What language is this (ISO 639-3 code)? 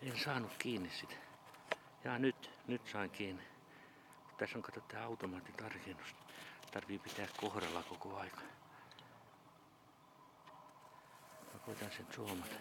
fin